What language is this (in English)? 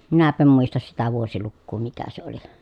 Finnish